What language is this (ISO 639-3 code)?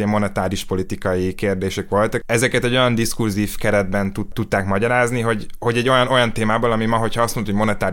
hun